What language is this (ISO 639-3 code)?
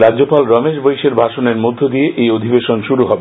ben